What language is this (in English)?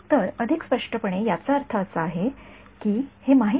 Marathi